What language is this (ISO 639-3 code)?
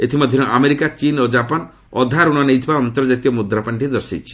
ori